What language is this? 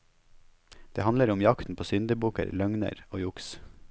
Norwegian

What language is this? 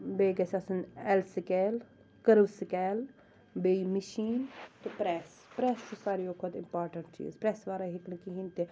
Kashmiri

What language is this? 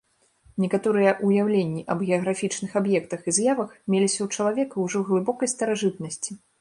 Belarusian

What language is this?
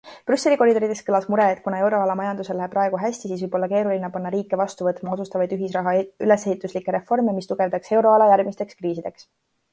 Estonian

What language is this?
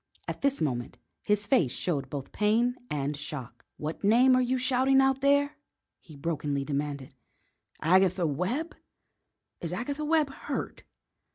English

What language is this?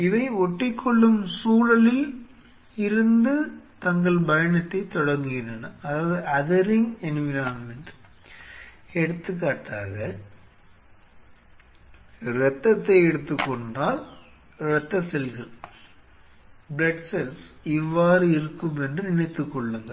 Tamil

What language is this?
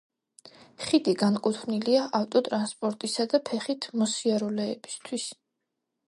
Georgian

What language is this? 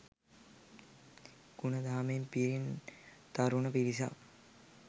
Sinhala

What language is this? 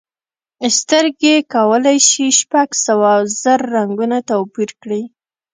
Pashto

